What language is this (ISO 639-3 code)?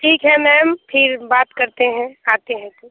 hin